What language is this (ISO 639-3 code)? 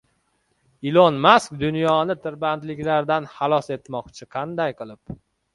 uzb